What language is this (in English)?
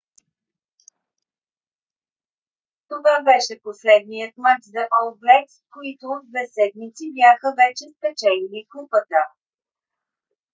Bulgarian